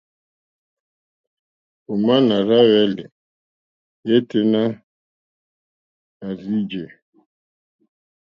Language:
Mokpwe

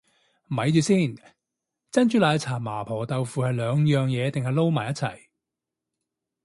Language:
Cantonese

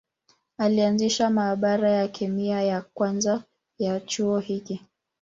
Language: Swahili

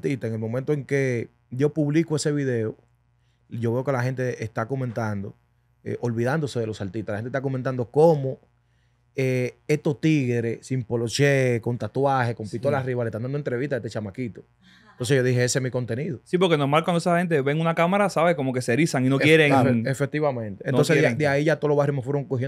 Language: Spanish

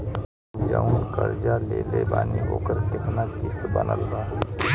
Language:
Bhojpuri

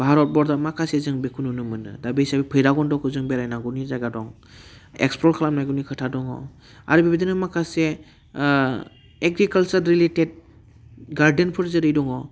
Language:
Bodo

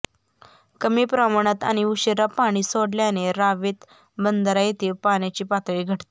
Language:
Marathi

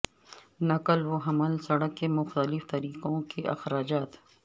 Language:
Urdu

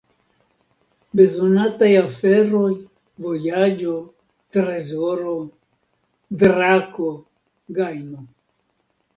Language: Esperanto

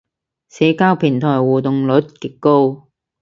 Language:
Cantonese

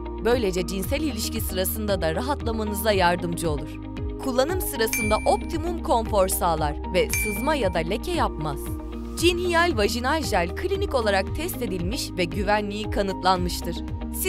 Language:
Turkish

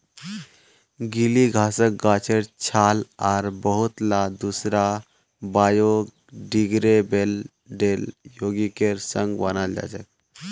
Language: Magahi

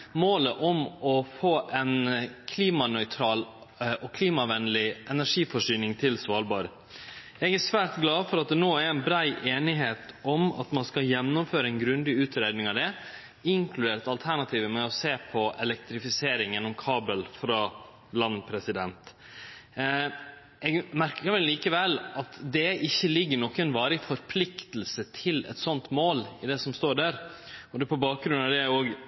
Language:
Norwegian Nynorsk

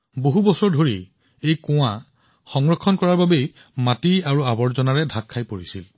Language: Assamese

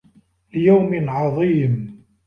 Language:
Arabic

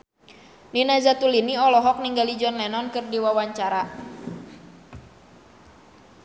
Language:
Sundanese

